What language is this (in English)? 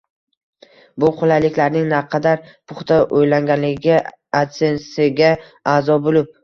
Uzbek